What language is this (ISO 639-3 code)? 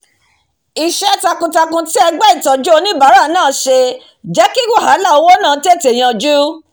yor